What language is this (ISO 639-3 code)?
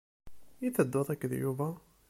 kab